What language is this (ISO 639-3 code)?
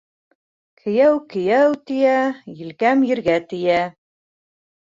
bak